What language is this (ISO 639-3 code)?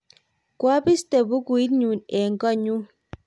kln